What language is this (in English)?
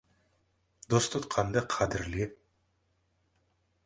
Kazakh